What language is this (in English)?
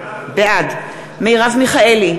Hebrew